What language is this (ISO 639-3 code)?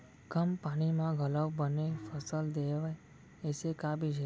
hne